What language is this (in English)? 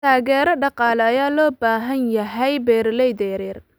Somali